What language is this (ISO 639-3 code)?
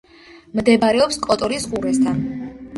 kat